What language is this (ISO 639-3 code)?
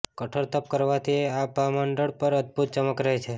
guj